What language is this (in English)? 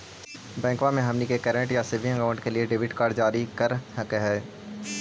Magahi